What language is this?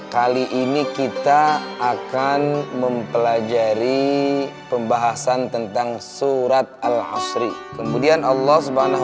Indonesian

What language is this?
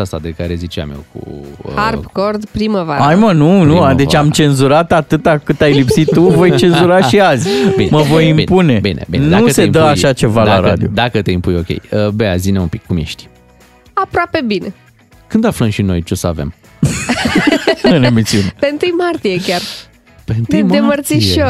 Romanian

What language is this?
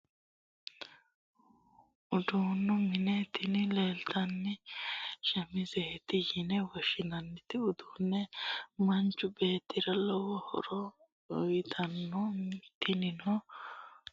Sidamo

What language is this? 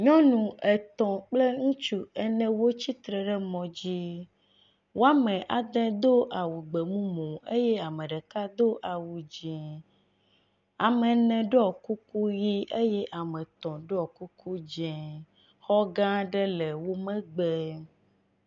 Ewe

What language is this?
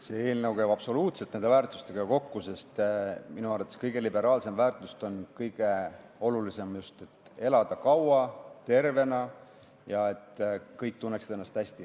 Estonian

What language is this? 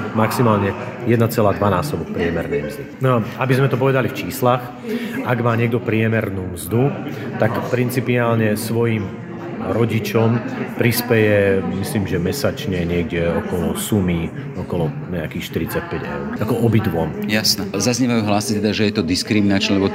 Slovak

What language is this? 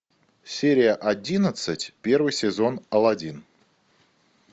Russian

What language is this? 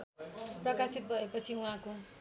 Nepali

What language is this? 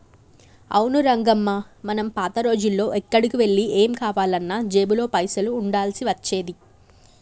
Telugu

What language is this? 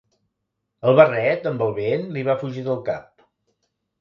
Catalan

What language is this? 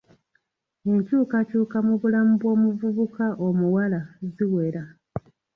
Ganda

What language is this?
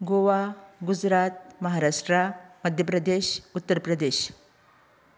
Konkani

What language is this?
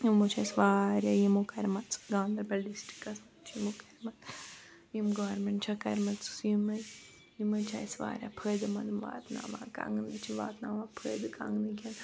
Kashmiri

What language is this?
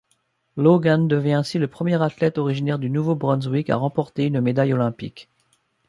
French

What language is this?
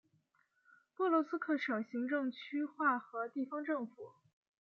Chinese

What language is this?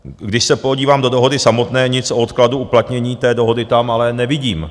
Czech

